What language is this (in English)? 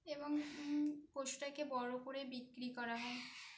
Bangla